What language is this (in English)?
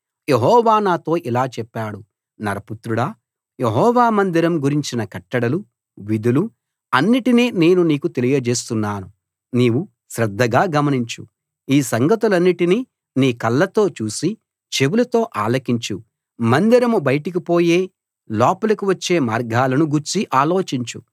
Telugu